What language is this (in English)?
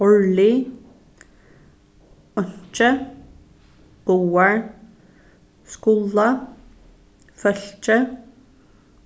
Faroese